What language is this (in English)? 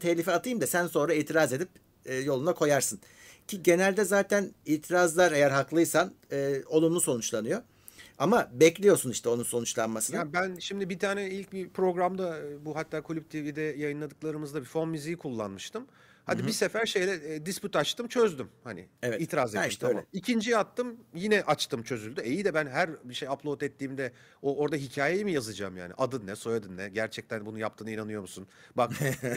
Turkish